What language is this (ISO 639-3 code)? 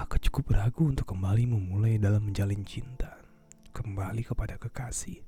ind